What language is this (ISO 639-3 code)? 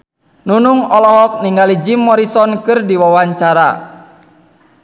sun